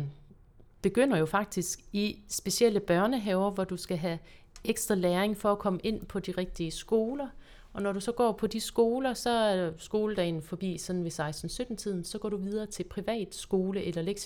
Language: Danish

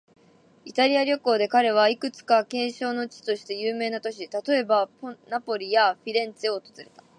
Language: Japanese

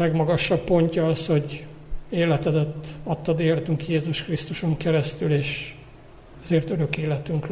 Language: Hungarian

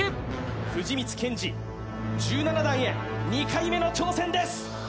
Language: Japanese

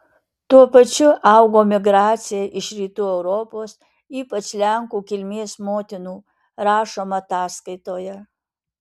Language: Lithuanian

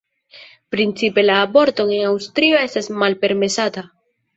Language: Esperanto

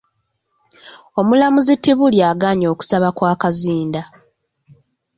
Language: Ganda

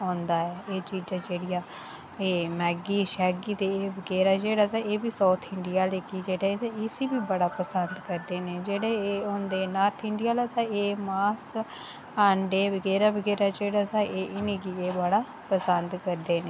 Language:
Dogri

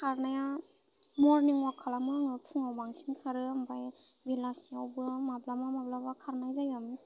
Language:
Bodo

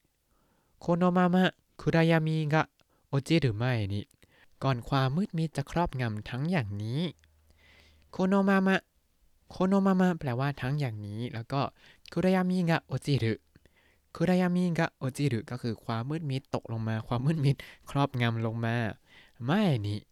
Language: Thai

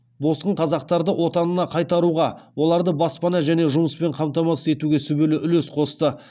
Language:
Kazakh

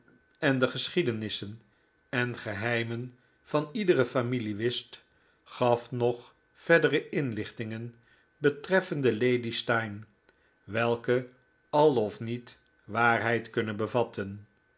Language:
Dutch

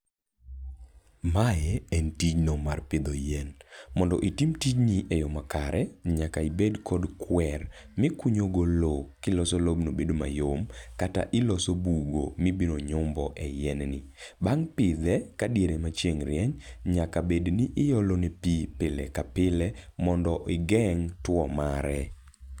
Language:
Luo (Kenya and Tanzania)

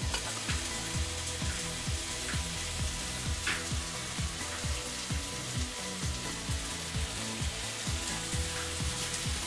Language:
Polish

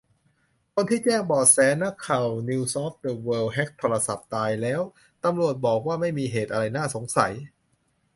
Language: Thai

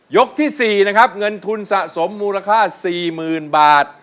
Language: Thai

